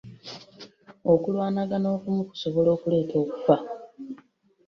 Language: Ganda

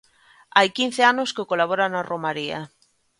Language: Galician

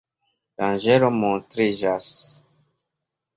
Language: Esperanto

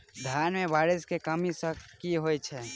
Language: Maithili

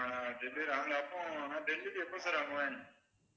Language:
Tamil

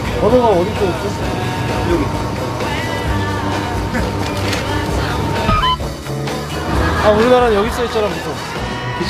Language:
Korean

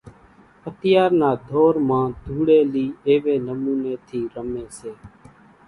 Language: Kachi Koli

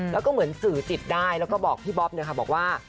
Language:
Thai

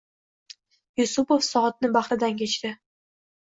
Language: Uzbek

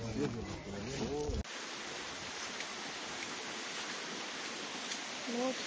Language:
Russian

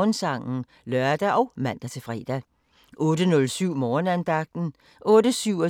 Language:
Danish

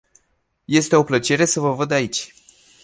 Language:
Romanian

